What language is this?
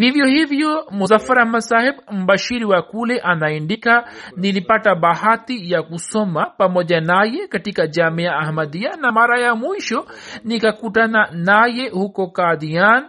Swahili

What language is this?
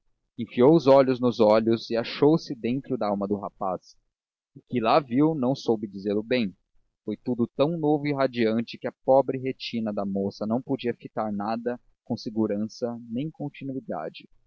Portuguese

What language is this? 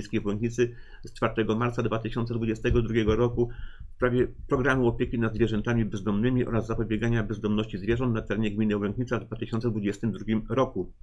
Polish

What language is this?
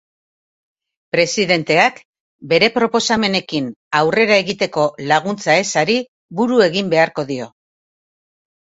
Basque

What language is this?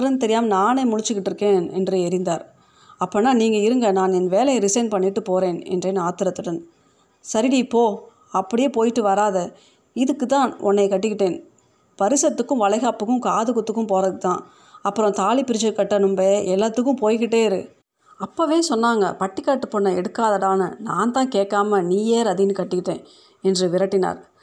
Tamil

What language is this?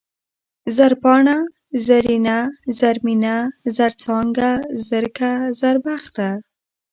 Pashto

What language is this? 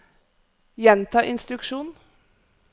Norwegian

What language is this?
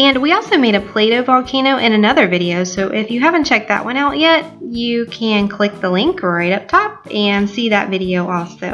English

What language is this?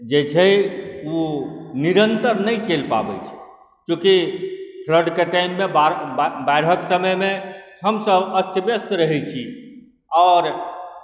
Maithili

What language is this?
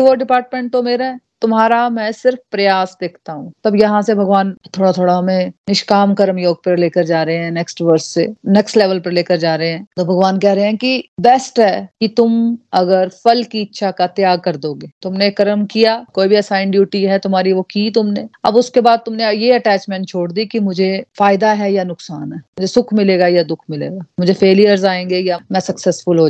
Hindi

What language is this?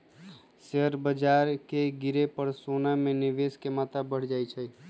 Magahi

